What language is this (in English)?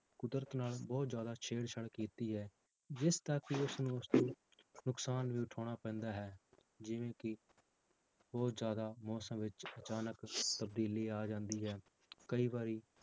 Punjabi